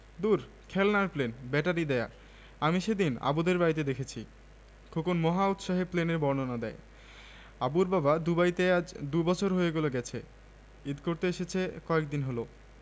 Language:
Bangla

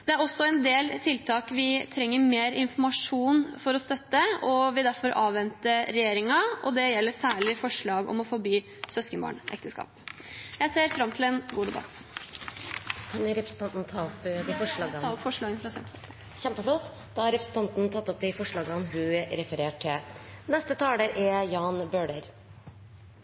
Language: Norwegian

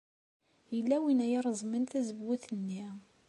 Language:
Kabyle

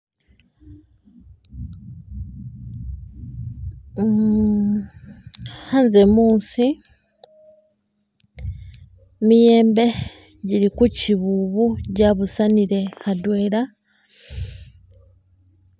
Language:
Masaaba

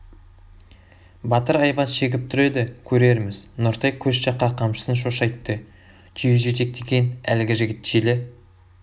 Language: Kazakh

